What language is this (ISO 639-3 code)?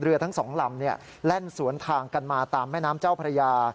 tha